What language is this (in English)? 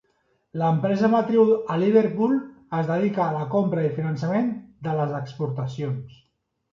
Catalan